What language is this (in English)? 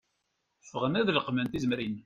Kabyle